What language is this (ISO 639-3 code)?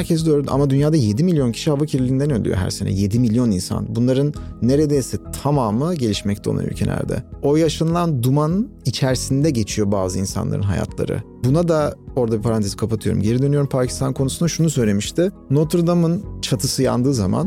tur